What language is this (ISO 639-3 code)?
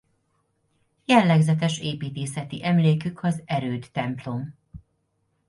hun